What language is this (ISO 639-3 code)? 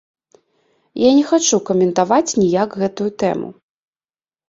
bel